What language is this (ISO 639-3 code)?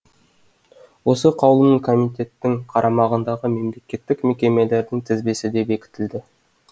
kaz